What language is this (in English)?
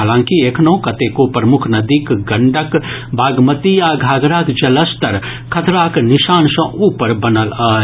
Maithili